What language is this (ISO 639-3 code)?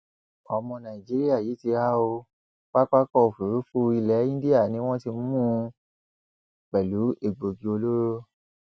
yor